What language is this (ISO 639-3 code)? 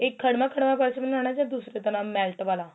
pan